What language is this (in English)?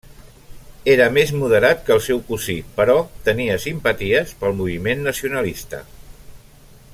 Catalan